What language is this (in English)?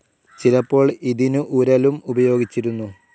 Malayalam